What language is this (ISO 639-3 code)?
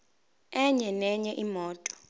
zul